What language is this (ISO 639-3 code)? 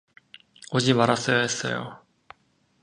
kor